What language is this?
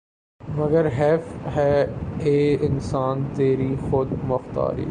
Urdu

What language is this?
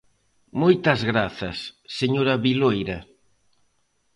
Galician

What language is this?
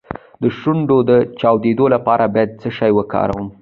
Pashto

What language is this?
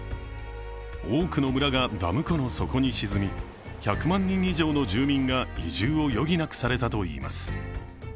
Japanese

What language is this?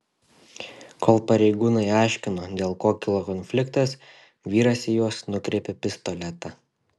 Lithuanian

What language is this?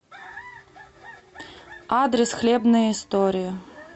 Russian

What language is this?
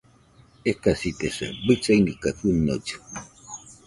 Nüpode Huitoto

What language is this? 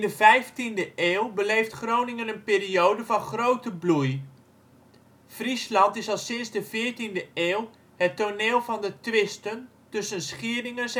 Dutch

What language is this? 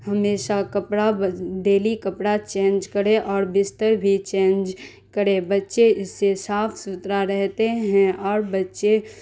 Urdu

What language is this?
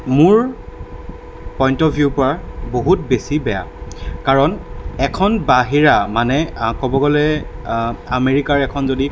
Assamese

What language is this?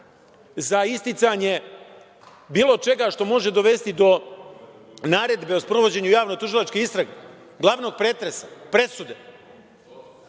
Serbian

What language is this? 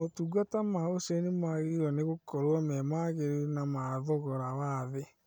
Kikuyu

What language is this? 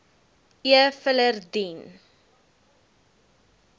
Afrikaans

